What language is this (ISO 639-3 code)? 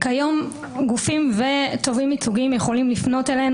heb